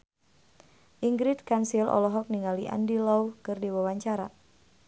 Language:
Sundanese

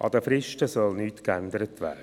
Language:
Swiss German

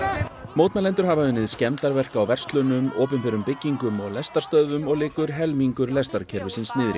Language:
Icelandic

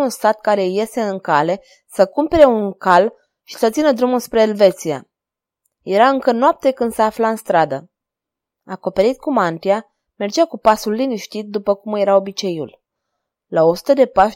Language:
Romanian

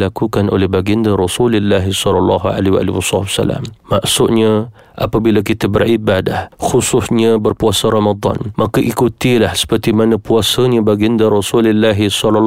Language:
Malay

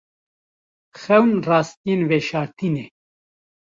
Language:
Kurdish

